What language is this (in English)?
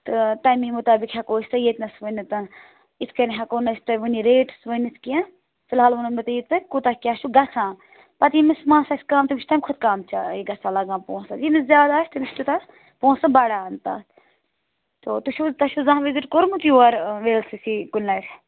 Kashmiri